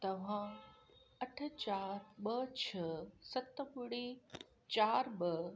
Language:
Sindhi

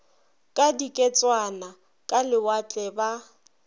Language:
Northern Sotho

